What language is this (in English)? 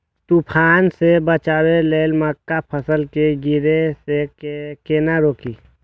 Maithili